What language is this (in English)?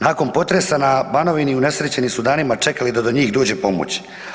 Croatian